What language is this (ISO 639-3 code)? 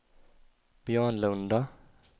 swe